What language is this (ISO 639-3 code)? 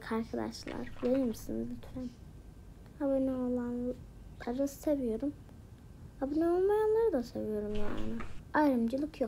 tur